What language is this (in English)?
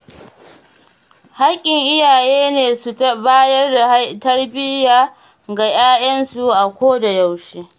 Hausa